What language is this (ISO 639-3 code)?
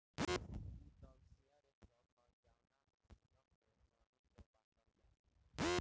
bho